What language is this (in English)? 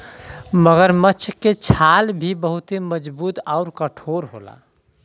Bhojpuri